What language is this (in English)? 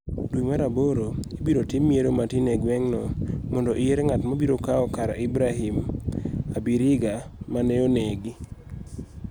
Luo (Kenya and Tanzania)